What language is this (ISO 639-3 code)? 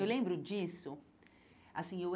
por